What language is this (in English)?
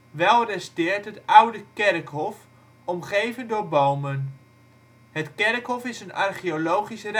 Dutch